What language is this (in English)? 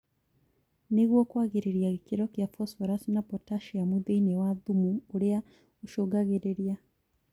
Kikuyu